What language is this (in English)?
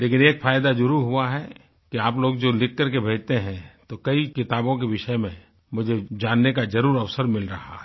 Hindi